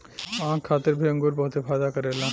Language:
Bhojpuri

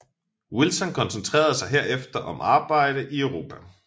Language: Danish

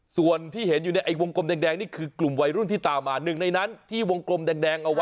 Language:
Thai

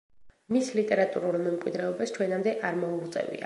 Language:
Georgian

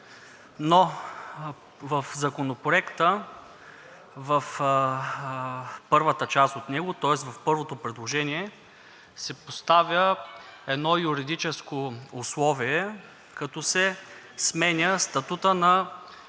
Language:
Bulgarian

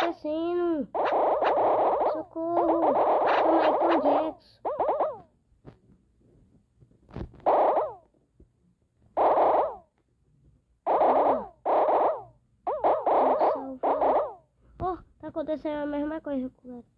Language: Portuguese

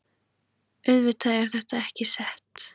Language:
Icelandic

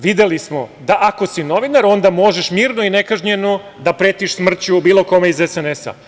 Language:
Serbian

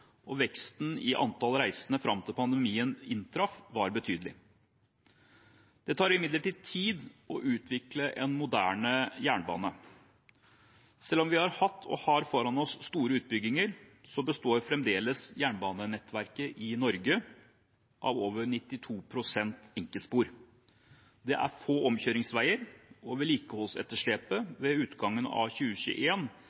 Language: Norwegian Bokmål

